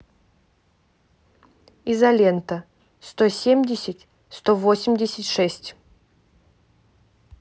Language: Russian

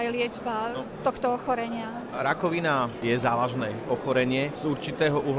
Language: Slovak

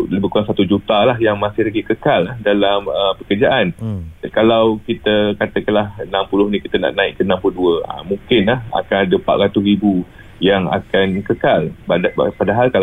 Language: Malay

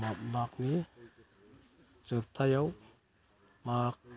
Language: Bodo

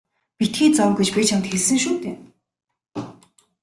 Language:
Mongolian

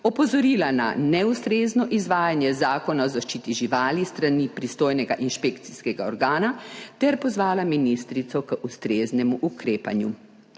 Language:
Slovenian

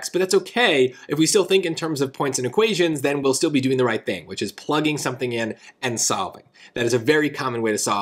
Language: English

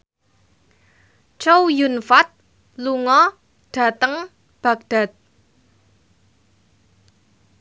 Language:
Javanese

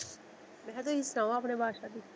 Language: Punjabi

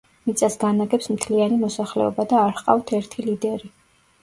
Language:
Georgian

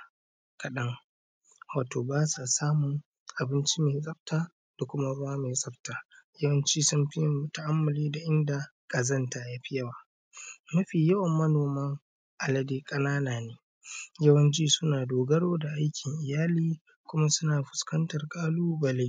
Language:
Hausa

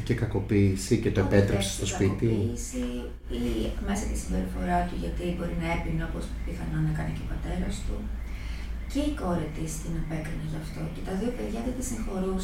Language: Greek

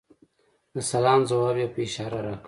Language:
Pashto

